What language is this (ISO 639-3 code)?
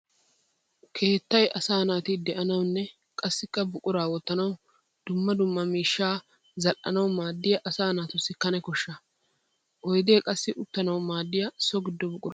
wal